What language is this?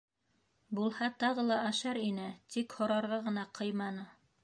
Bashkir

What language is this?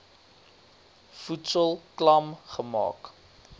Afrikaans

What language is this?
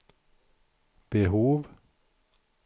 Swedish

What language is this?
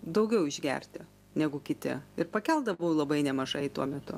Lithuanian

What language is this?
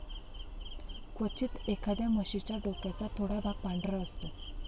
Marathi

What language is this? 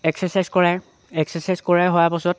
Assamese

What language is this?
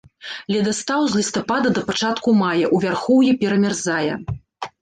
Belarusian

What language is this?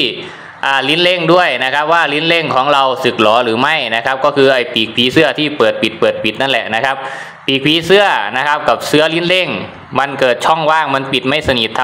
Thai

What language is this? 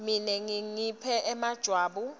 Swati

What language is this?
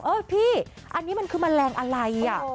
Thai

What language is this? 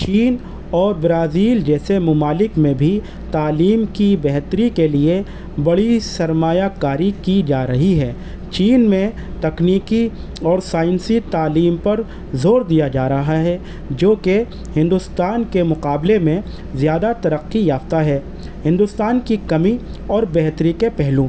Urdu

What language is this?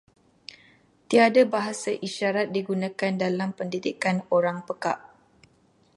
Malay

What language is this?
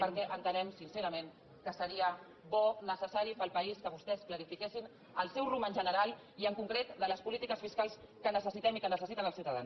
Catalan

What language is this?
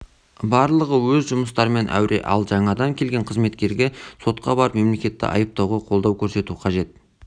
Kazakh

